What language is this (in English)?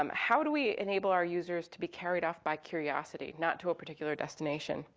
English